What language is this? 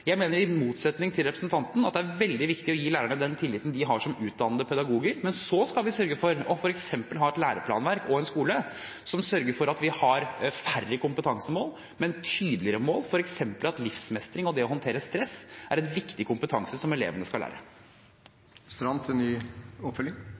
Norwegian Bokmål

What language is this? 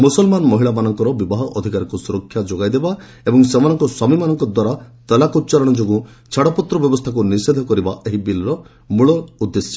Odia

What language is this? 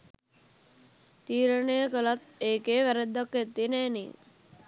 Sinhala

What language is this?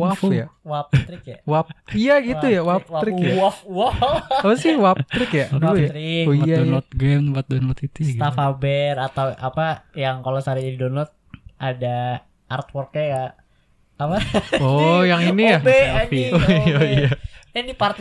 Indonesian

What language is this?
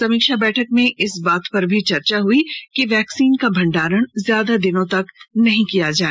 Hindi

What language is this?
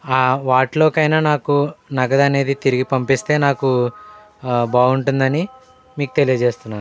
Telugu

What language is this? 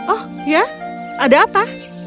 Indonesian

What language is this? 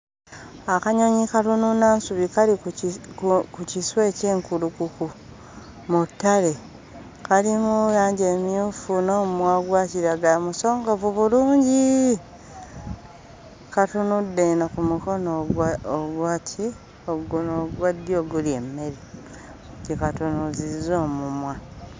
Ganda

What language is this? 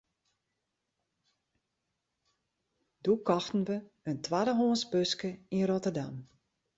Western Frisian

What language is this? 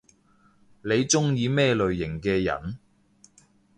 Cantonese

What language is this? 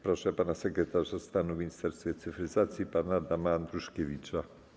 Polish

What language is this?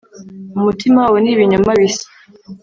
Kinyarwanda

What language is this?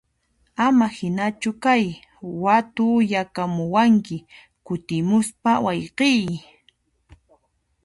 Puno Quechua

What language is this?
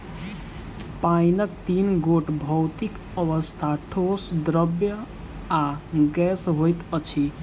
Maithili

